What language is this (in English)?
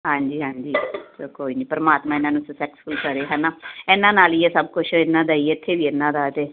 Punjabi